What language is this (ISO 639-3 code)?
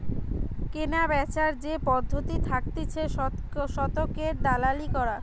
ben